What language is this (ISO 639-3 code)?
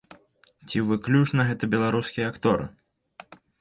bel